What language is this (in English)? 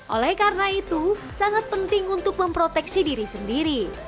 Indonesian